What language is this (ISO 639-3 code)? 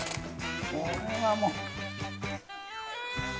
jpn